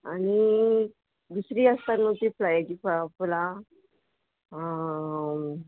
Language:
Konkani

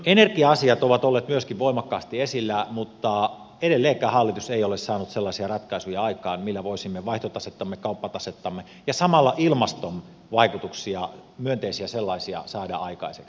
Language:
Finnish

